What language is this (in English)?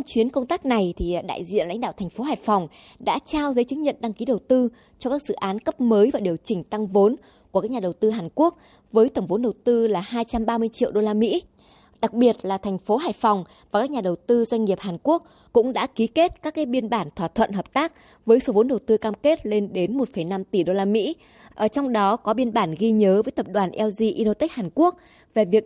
Vietnamese